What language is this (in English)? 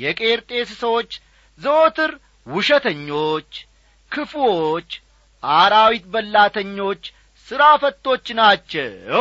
Amharic